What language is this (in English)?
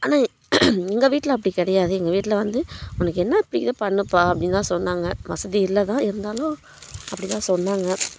Tamil